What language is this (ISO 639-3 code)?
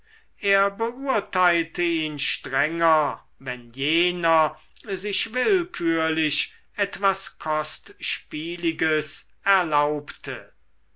deu